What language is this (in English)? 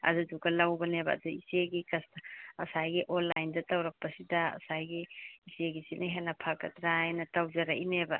Manipuri